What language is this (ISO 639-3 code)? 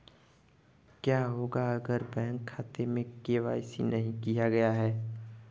hin